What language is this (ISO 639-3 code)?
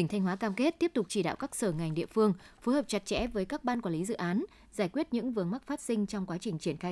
vie